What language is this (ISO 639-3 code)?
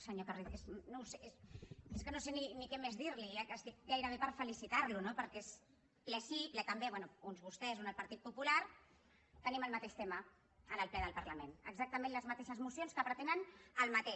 cat